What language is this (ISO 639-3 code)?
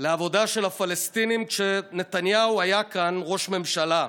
heb